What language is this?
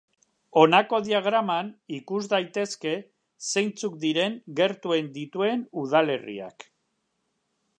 Basque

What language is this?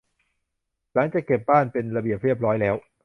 Thai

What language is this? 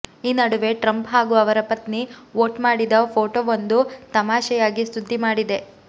Kannada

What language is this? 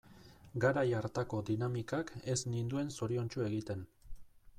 Basque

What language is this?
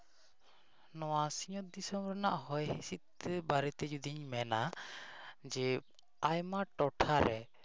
Santali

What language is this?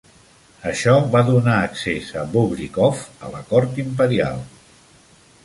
Catalan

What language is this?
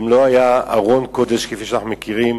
Hebrew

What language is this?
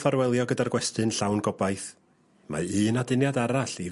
Welsh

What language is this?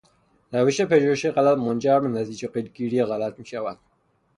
Persian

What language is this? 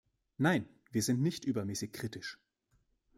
German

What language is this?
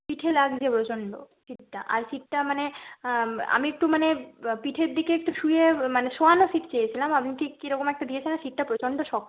Bangla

